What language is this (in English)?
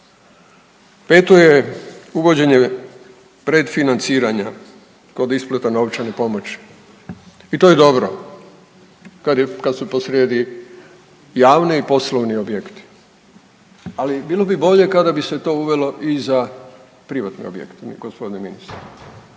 Croatian